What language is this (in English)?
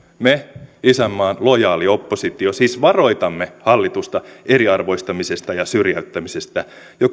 Finnish